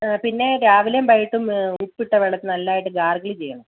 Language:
Malayalam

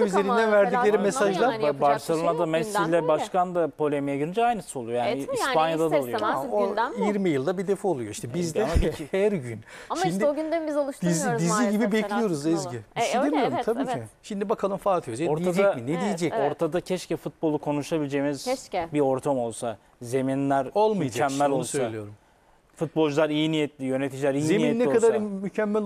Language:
Turkish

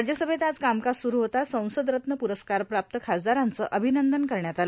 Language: Marathi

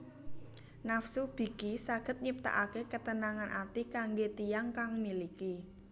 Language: Javanese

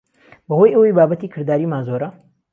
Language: Central Kurdish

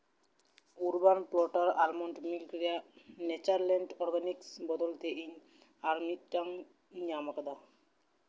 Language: Santali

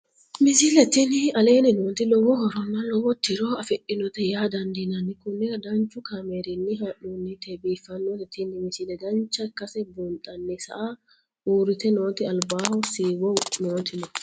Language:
Sidamo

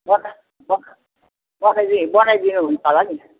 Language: Nepali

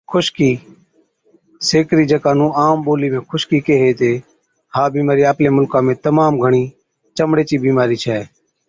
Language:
Od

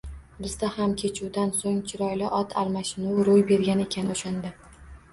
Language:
Uzbek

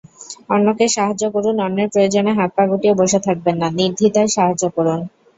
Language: Bangla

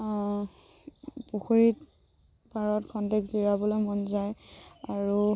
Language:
Assamese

